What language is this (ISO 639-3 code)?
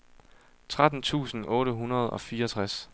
dan